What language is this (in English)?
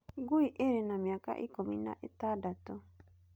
Kikuyu